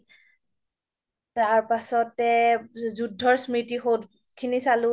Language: Assamese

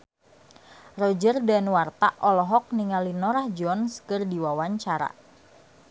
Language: Sundanese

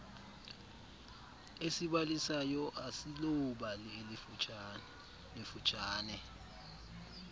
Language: Xhosa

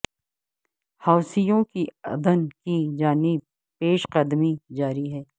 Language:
Urdu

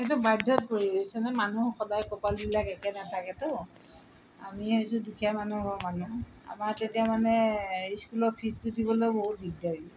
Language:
Assamese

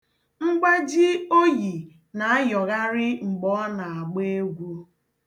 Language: Igbo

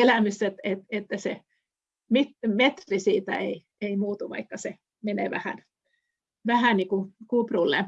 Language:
Finnish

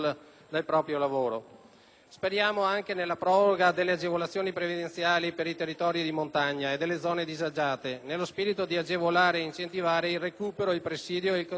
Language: Italian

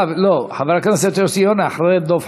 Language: Hebrew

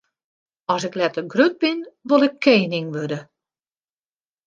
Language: Western Frisian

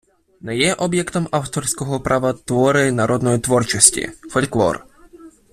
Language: Ukrainian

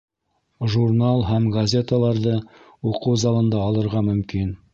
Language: Bashkir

